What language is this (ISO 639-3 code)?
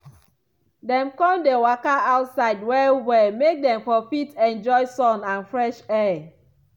pcm